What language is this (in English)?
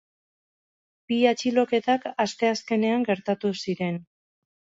Basque